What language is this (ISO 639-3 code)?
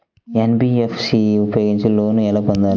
tel